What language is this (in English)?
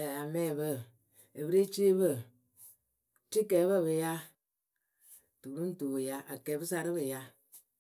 Akebu